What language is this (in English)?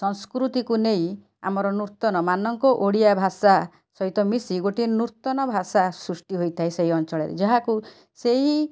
Odia